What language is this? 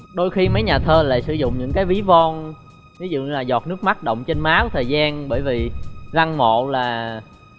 Vietnamese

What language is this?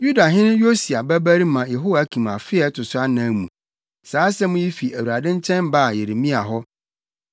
Akan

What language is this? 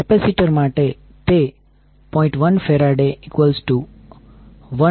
Gujarati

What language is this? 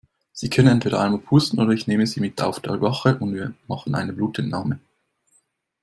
German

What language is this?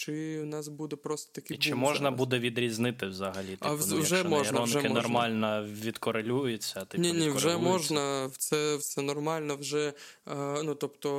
Ukrainian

